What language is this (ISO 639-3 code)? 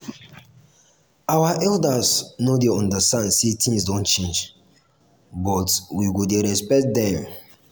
pcm